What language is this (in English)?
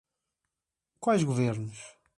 Portuguese